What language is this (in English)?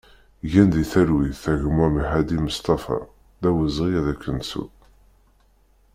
Kabyle